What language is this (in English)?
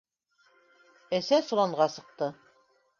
Bashkir